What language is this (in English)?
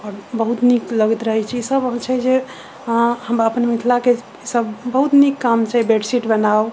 Maithili